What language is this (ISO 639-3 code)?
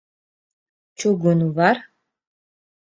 lav